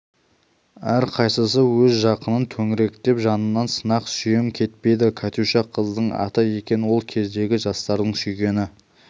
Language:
Kazakh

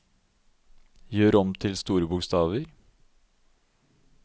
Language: Norwegian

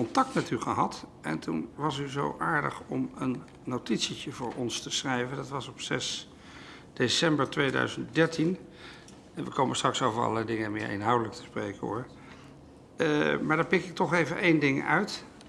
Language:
Dutch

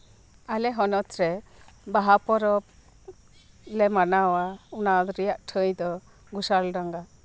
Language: Santali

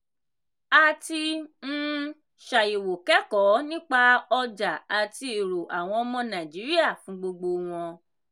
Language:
Yoruba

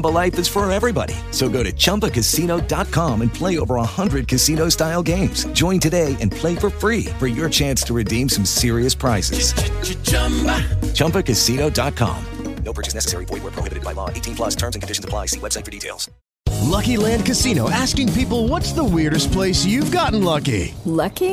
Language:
Italian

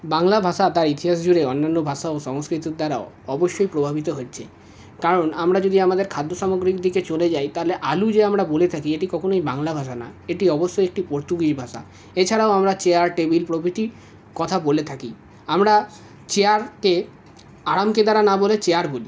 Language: Bangla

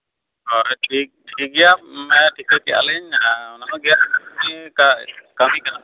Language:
Santali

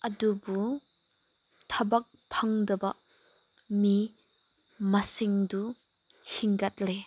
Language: Manipuri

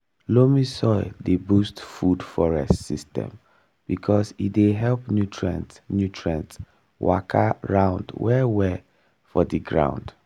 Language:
Nigerian Pidgin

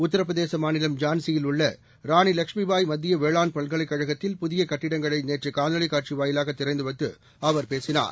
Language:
Tamil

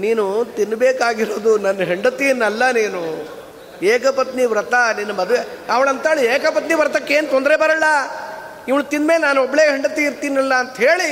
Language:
Kannada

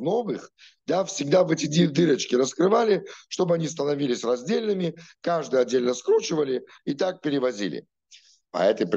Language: Russian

